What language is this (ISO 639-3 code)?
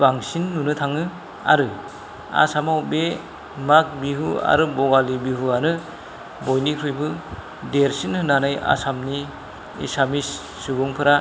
brx